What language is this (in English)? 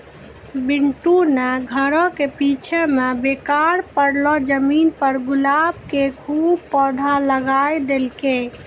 Maithili